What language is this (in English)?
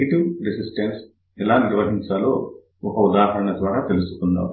Telugu